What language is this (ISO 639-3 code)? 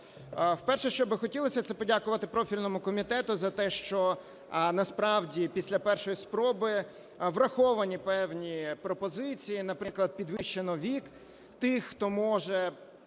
ukr